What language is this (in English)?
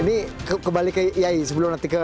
Indonesian